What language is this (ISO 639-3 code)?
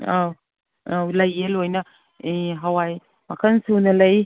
mni